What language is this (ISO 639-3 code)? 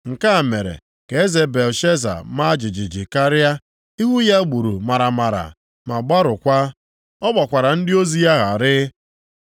ibo